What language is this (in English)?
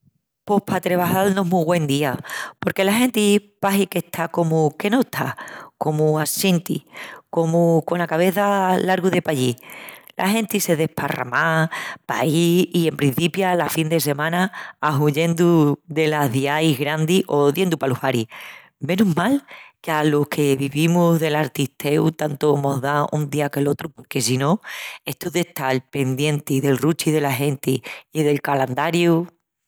Extremaduran